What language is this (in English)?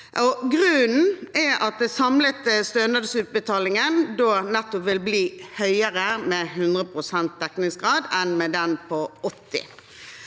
Norwegian